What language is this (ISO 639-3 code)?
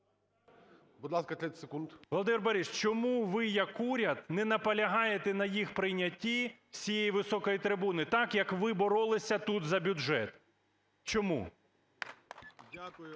ukr